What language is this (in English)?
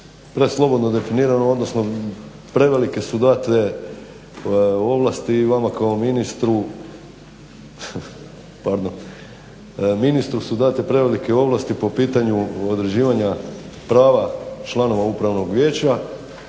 Croatian